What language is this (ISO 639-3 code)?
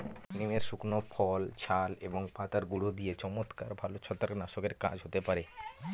ben